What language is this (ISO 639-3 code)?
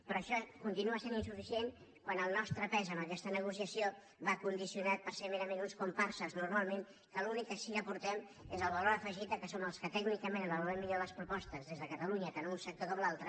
cat